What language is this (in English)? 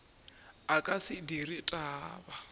Northern Sotho